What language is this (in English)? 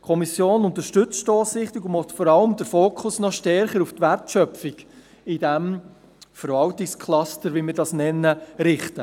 Swiss German